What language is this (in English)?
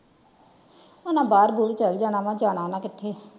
Punjabi